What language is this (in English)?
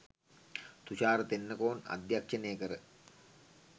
Sinhala